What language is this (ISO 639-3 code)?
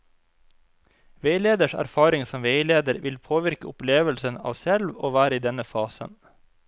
nor